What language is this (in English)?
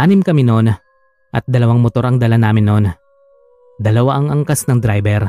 Filipino